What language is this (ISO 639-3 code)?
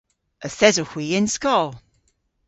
cor